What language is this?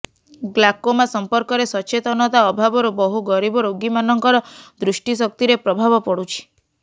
Odia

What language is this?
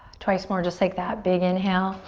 English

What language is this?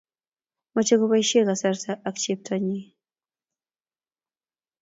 Kalenjin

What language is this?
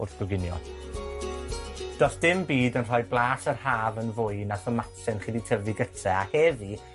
Welsh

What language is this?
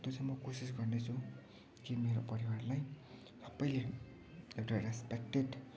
Nepali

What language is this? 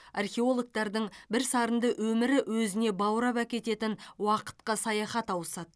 Kazakh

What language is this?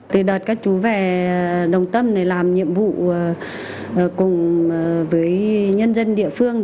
Vietnamese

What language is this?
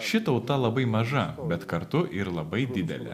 Lithuanian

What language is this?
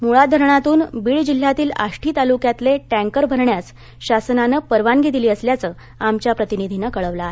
Marathi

